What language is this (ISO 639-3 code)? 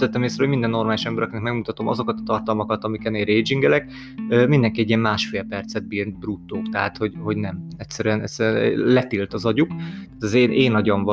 hun